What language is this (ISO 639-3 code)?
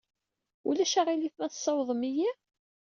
kab